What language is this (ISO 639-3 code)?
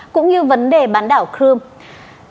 vie